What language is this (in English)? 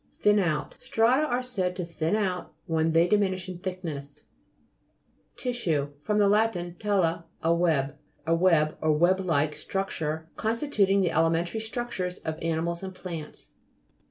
English